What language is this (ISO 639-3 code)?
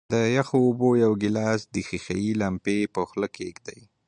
pus